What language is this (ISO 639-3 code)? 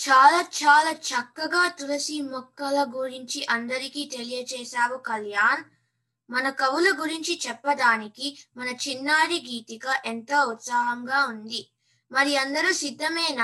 tel